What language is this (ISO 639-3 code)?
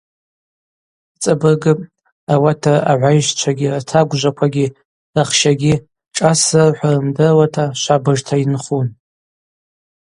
abq